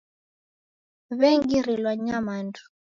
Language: Taita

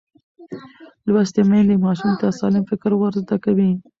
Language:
Pashto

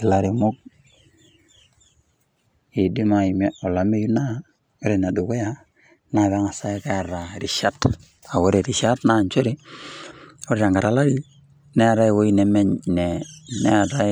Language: Masai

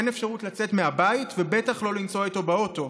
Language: Hebrew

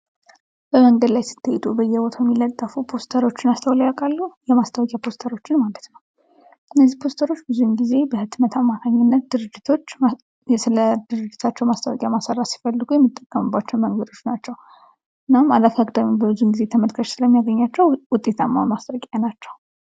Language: Amharic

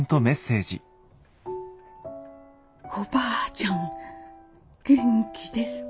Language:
Japanese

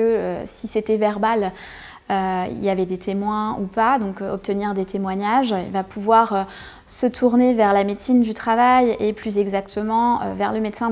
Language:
French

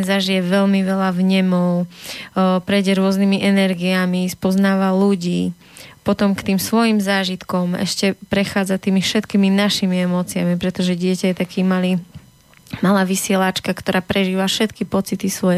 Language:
Slovak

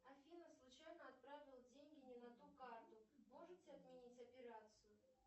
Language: Russian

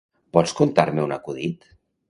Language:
Catalan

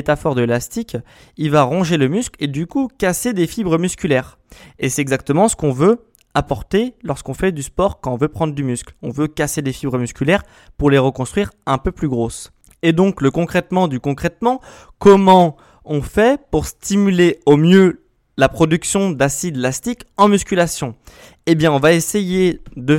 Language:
French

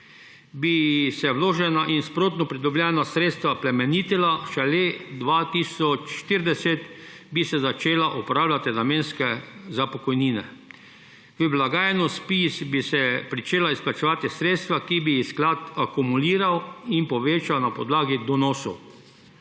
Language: Slovenian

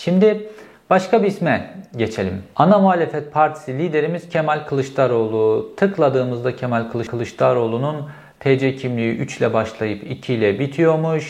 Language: Turkish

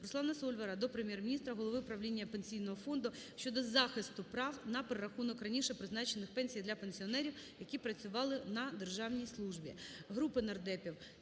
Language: Ukrainian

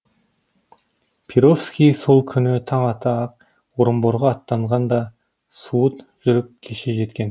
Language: Kazakh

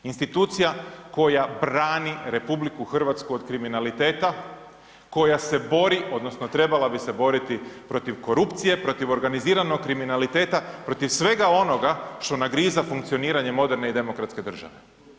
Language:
Croatian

